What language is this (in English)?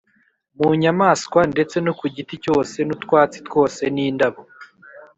Kinyarwanda